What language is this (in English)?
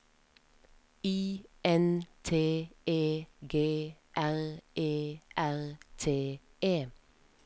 Norwegian